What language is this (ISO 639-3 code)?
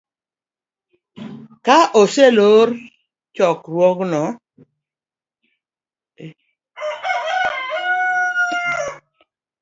luo